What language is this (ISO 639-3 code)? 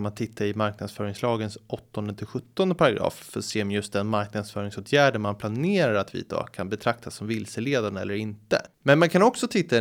swe